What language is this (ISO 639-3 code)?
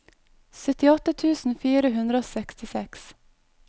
nor